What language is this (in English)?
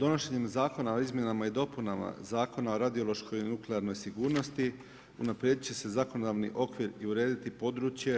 Croatian